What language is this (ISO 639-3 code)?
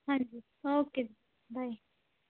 pan